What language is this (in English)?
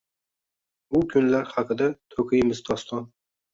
Uzbek